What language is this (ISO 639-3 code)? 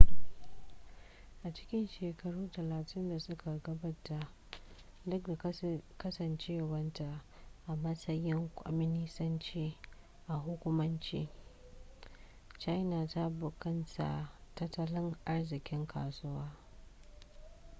hau